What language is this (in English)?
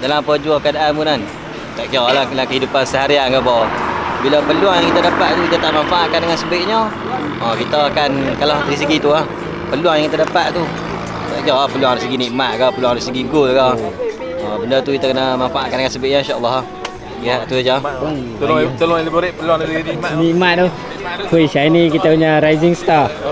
Malay